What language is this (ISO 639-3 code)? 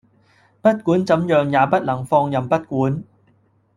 yue